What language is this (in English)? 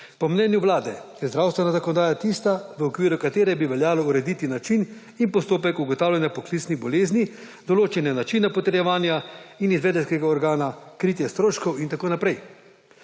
Slovenian